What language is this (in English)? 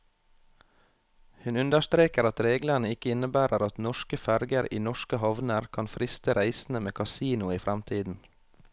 Norwegian